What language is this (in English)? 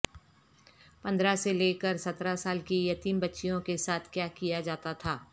Urdu